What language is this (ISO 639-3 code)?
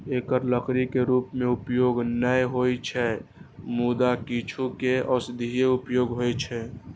mai